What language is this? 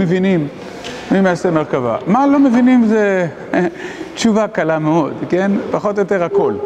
Hebrew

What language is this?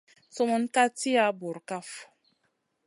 Masana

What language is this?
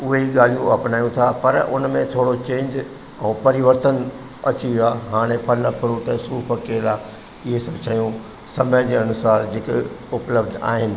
Sindhi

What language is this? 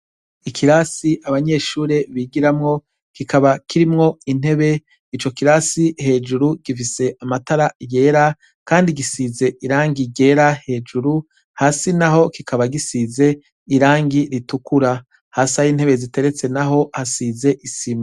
Rundi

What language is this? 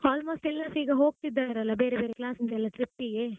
Kannada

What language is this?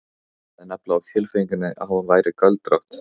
Icelandic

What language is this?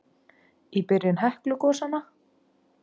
Icelandic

